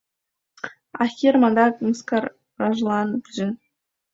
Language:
Mari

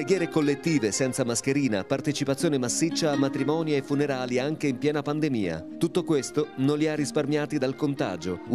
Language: Italian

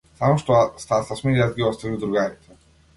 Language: Macedonian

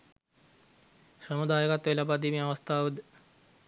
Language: Sinhala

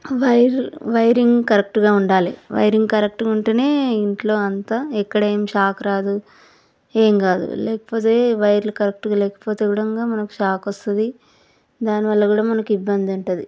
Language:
Telugu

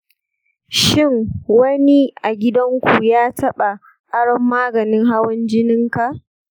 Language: Hausa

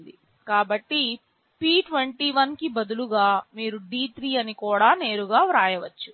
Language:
Telugu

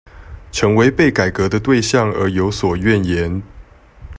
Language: Chinese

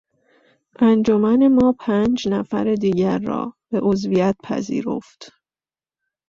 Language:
Persian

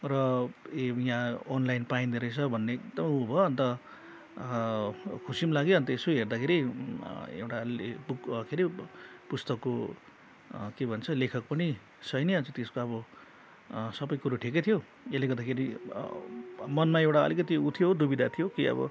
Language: Nepali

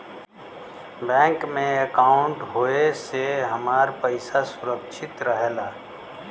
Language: Bhojpuri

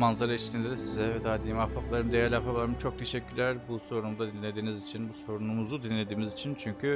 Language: Turkish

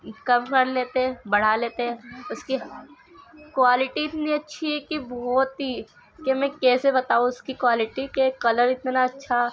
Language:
Urdu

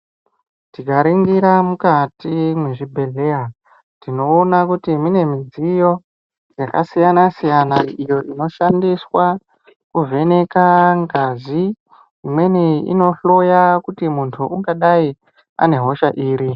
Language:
Ndau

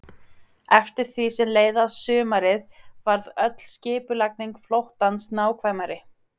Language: Icelandic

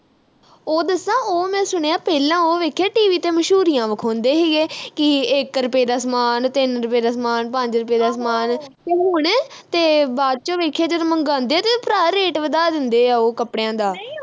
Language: Punjabi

